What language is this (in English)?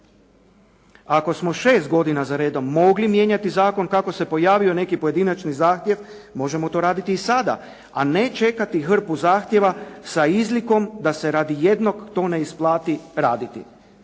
Croatian